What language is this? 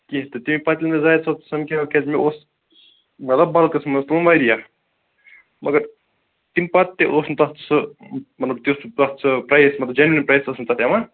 Kashmiri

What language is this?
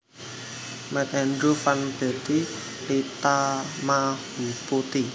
Javanese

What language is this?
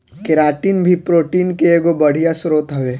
Bhojpuri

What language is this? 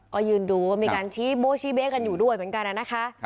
Thai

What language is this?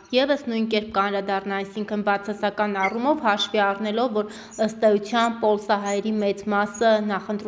Turkish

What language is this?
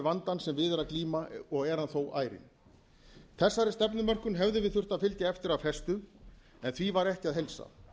Icelandic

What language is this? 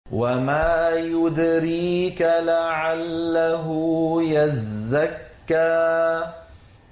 Arabic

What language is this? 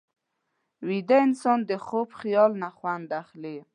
Pashto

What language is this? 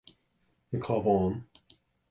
Irish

